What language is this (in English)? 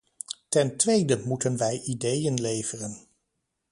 Dutch